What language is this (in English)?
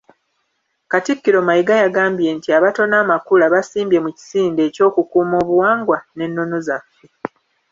Ganda